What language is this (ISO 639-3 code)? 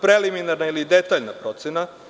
srp